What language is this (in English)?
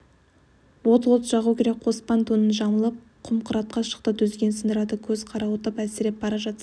Kazakh